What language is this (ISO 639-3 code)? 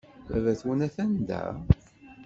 kab